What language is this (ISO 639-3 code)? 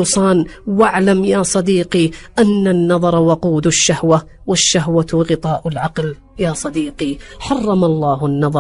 ara